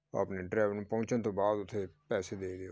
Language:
Punjabi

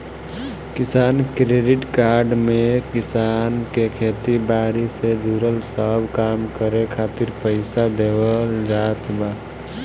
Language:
Bhojpuri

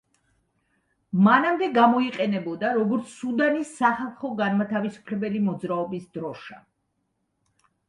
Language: Georgian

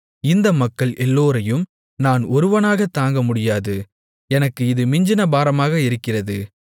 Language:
Tamil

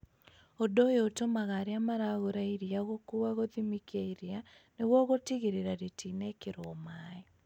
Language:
Kikuyu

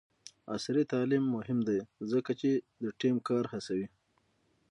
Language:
Pashto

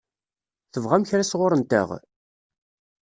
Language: Kabyle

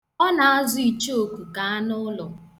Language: Igbo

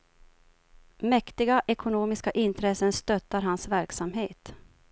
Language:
Swedish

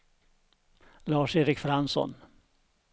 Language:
Swedish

